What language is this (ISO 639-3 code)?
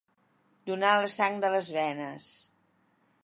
cat